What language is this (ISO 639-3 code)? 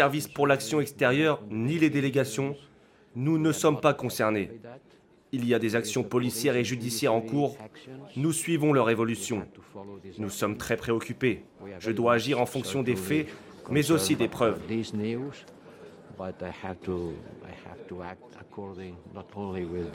fra